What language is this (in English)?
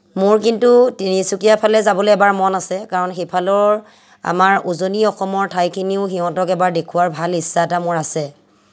Assamese